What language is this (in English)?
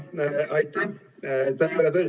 Estonian